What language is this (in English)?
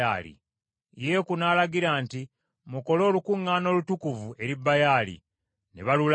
Ganda